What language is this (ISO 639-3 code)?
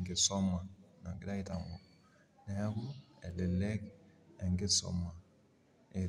mas